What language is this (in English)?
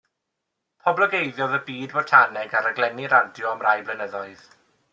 Welsh